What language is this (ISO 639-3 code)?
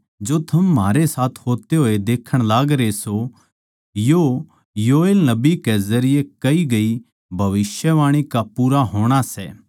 bgc